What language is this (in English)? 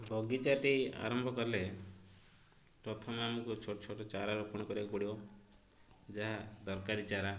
Odia